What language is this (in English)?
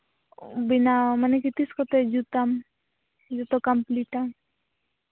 Santali